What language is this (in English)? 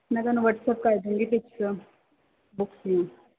Punjabi